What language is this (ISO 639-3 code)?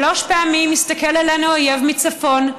heb